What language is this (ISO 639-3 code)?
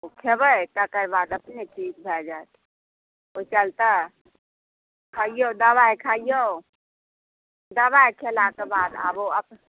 mai